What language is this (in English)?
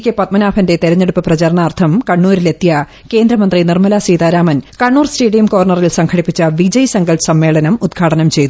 Malayalam